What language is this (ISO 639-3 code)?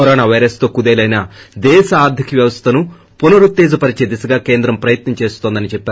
tel